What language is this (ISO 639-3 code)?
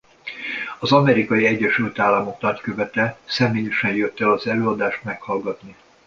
hun